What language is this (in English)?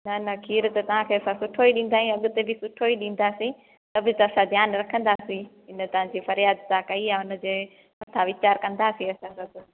Sindhi